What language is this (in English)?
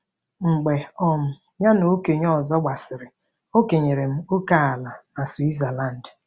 Igbo